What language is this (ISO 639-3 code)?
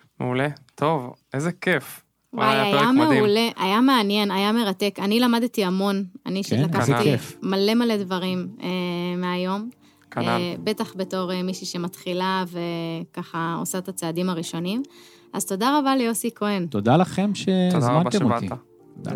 heb